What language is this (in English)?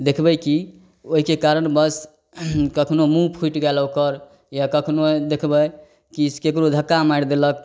Maithili